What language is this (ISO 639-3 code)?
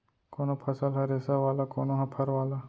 hne